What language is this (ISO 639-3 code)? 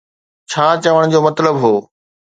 snd